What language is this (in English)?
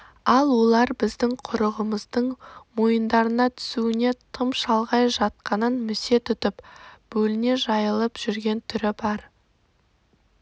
Kazakh